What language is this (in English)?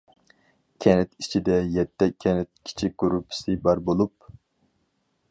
Uyghur